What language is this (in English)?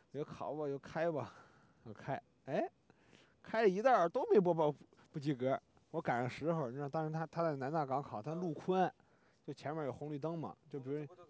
Chinese